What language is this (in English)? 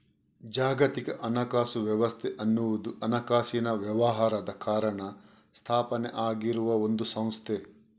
Kannada